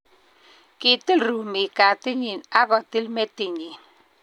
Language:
Kalenjin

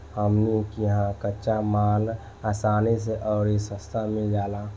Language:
Bhojpuri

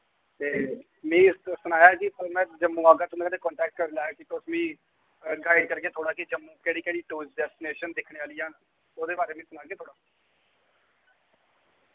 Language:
Dogri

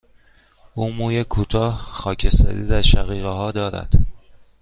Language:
Persian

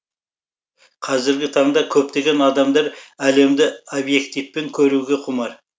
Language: Kazakh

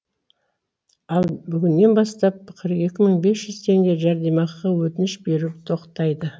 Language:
Kazakh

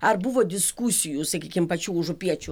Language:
Lithuanian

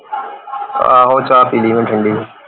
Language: Punjabi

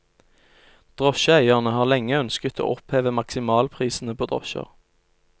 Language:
Norwegian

